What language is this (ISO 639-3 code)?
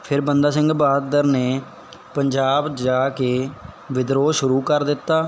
pan